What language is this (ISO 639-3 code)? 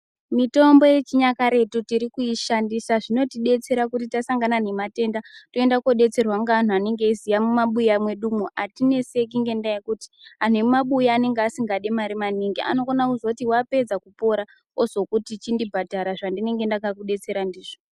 ndc